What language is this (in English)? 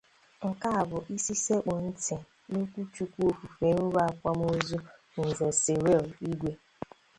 Igbo